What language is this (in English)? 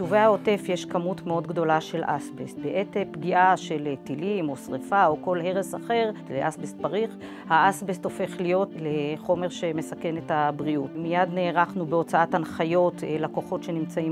Hebrew